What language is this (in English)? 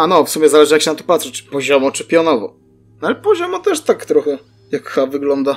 Polish